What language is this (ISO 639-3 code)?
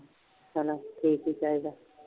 pan